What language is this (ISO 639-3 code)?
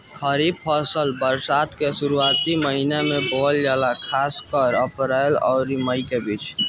bho